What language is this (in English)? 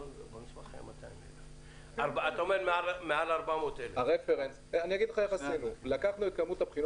Hebrew